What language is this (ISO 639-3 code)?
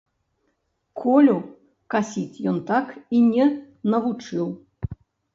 bel